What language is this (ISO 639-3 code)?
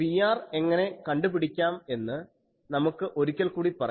mal